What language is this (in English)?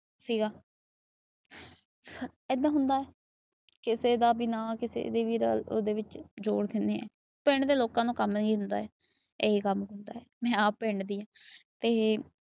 Punjabi